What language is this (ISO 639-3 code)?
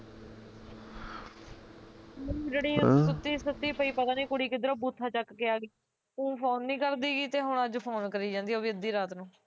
pan